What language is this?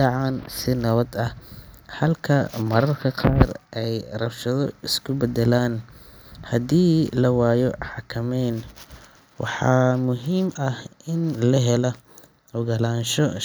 Somali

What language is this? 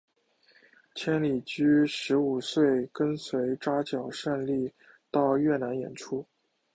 Chinese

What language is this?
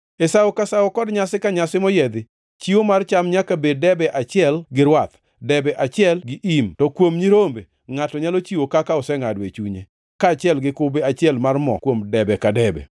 Luo (Kenya and Tanzania)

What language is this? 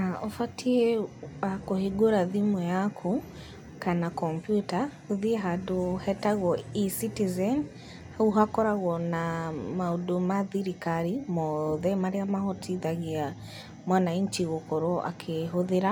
Kikuyu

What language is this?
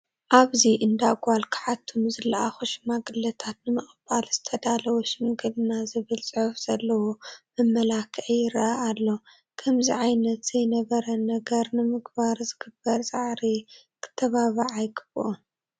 Tigrinya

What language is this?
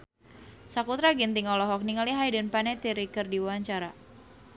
Sundanese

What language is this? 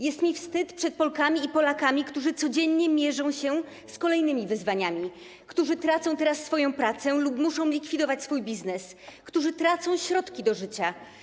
Polish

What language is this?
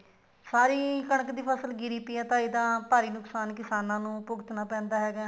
Punjabi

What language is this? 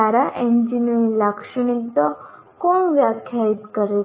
Gujarati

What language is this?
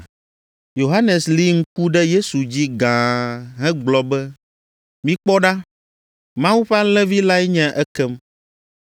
Ewe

